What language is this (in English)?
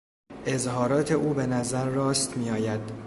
Persian